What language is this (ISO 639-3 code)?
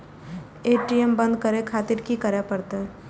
mai